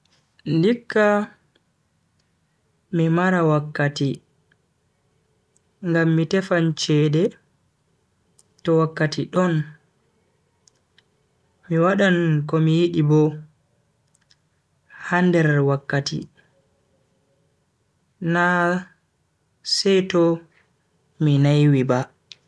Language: Bagirmi Fulfulde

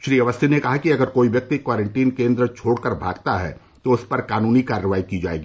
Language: Hindi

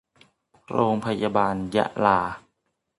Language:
Thai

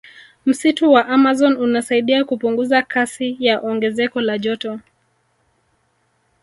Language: Swahili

